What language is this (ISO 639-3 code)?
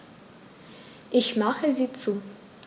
deu